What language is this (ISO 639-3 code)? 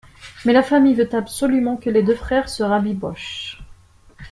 fra